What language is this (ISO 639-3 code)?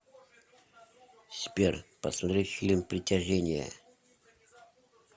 rus